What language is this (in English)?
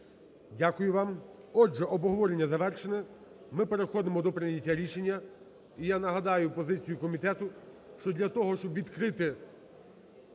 Ukrainian